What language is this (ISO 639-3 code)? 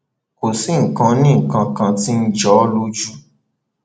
yor